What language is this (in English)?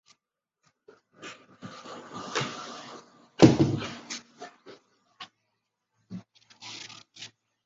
Chinese